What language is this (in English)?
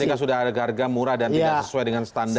Indonesian